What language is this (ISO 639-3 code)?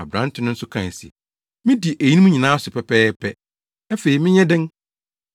aka